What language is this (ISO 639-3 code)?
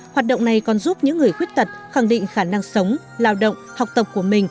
vie